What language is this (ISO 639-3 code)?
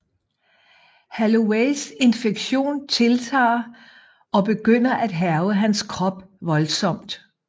dan